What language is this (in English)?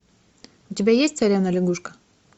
Russian